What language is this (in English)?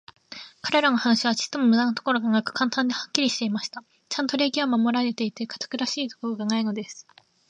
Japanese